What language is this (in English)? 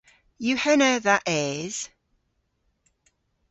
Cornish